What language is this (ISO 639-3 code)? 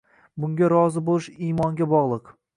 uzb